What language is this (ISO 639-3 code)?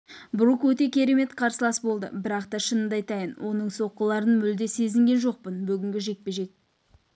kaz